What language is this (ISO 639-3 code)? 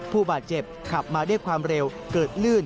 tha